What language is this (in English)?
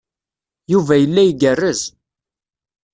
Kabyle